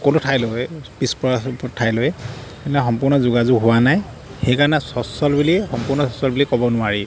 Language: Assamese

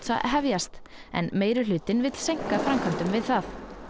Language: Icelandic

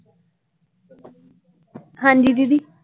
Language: Punjabi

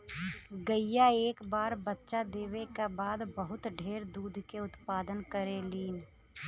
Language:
Bhojpuri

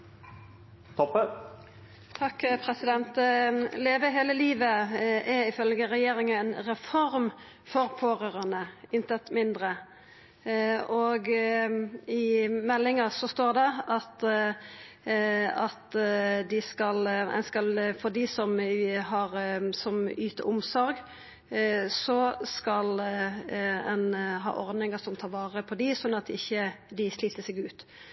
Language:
Norwegian Nynorsk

